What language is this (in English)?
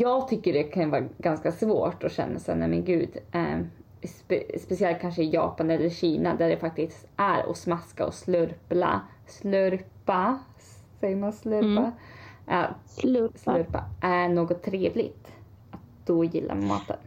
Swedish